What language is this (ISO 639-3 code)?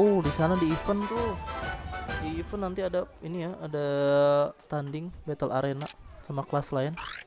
ind